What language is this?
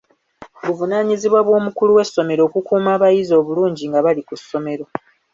Ganda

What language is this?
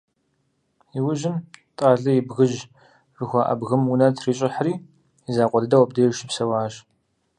Kabardian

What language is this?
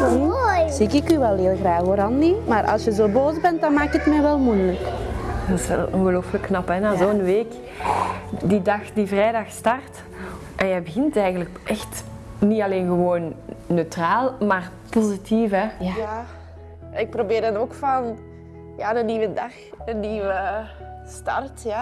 Dutch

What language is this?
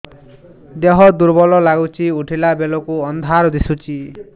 Odia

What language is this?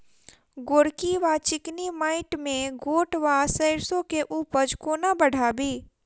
Maithili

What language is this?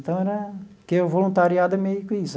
Portuguese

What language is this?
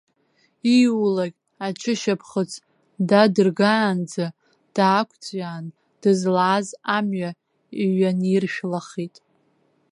Abkhazian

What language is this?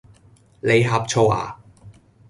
Cantonese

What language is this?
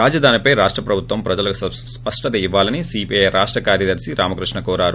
Telugu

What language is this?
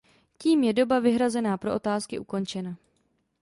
Czech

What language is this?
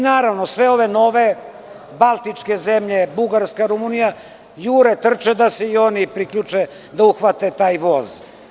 Serbian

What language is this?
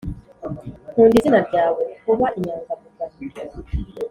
Kinyarwanda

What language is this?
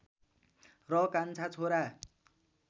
Nepali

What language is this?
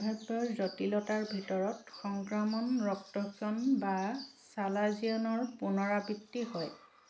Assamese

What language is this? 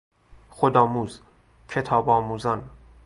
Persian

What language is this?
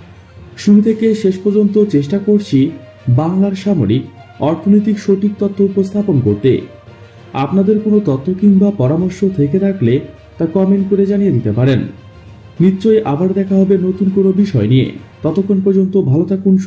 Bangla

